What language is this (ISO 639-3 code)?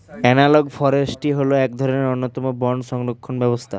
ben